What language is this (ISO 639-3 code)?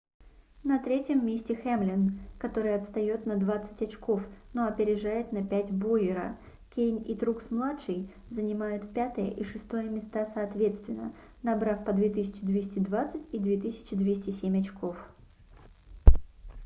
rus